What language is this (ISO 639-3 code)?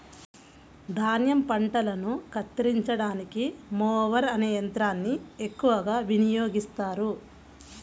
tel